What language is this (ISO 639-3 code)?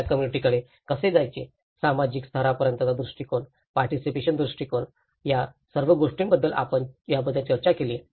mar